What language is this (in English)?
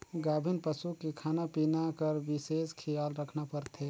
Chhattisgarhi